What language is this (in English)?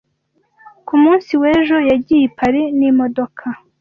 Kinyarwanda